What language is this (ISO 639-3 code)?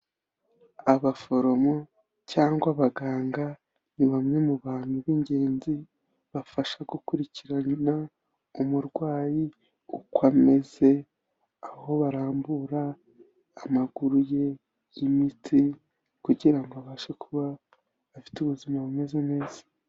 kin